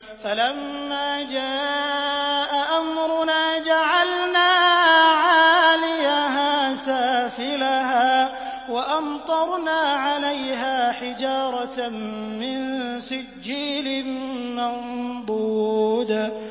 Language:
Arabic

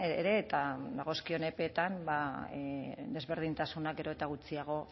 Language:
Basque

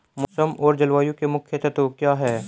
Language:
Hindi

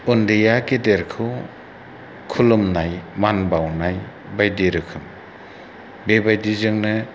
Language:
Bodo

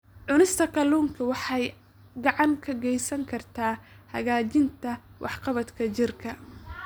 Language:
Somali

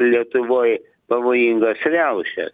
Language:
Lithuanian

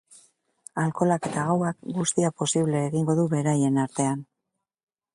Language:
Basque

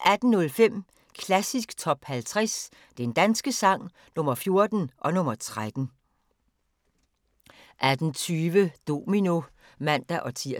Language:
Danish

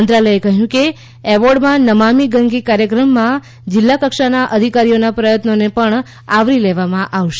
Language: Gujarati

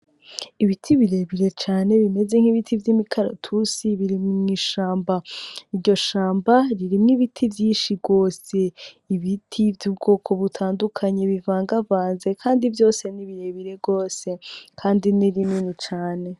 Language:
Rundi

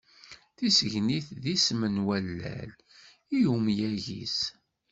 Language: Kabyle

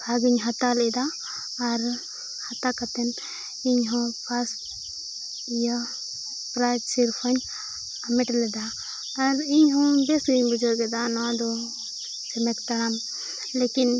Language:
Santali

